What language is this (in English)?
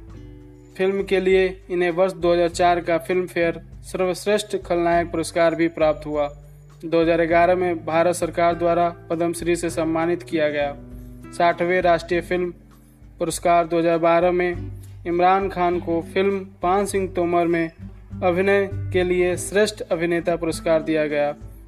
Hindi